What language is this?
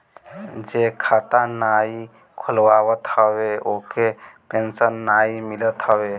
Bhojpuri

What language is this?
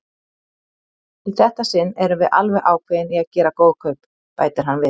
Icelandic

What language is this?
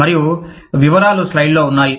Telugu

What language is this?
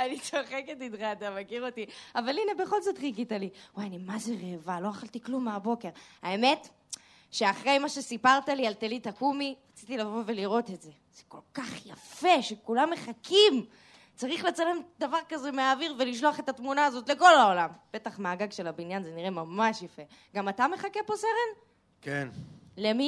Hebrew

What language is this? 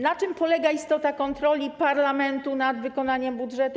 Polish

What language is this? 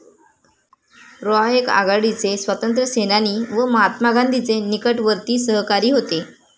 Marathi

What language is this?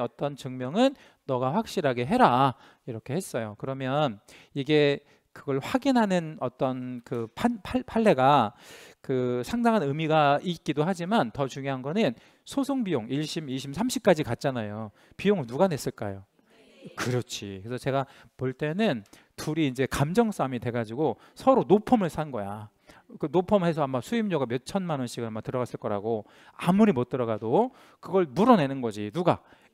Korean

